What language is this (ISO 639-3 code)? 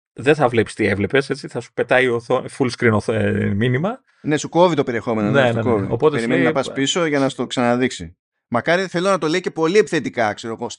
ell